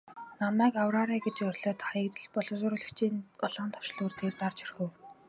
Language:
Mongolian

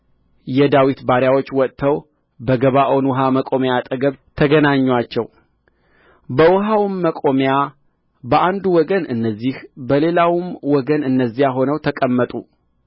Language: Amharic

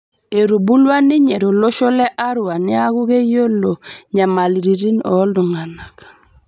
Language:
Masai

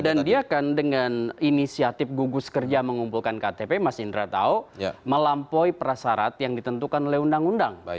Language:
Indonesian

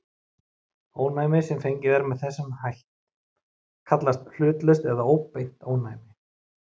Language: Icelandic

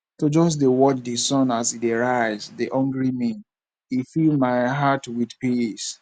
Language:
Nigerian Pidgin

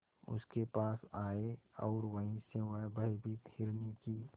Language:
Hindi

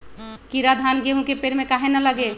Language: Magahi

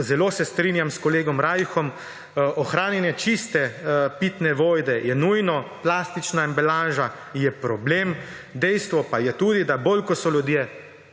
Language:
Slovenian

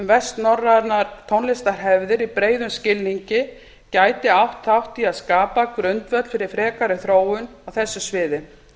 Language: Icelandic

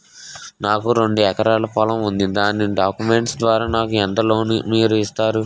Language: Telugu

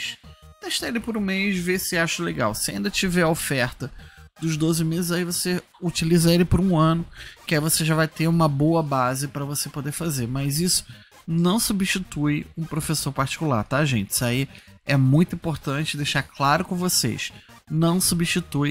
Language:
Portuguese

